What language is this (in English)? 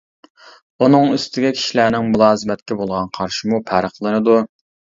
Uyghur